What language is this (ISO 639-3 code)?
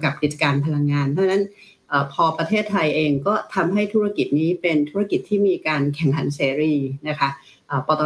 tha